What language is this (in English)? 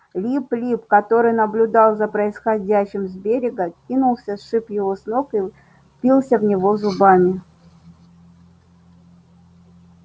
Russian